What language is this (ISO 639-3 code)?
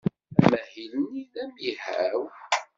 kab